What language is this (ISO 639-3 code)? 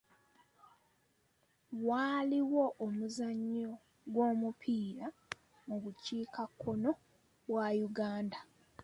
lug